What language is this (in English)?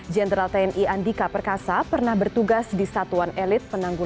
Indonesian